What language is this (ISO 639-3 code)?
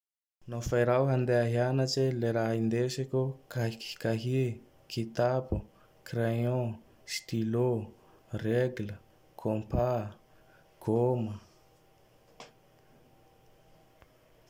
tdx